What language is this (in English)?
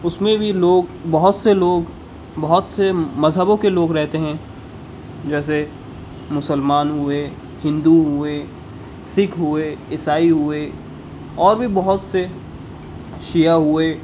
Urdu